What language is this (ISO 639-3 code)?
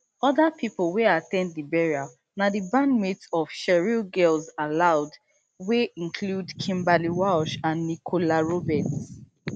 pcm